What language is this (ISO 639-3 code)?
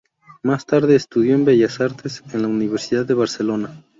spa